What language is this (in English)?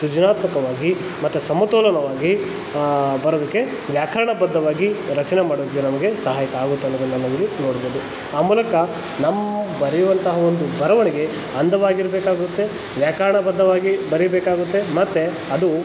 Kannada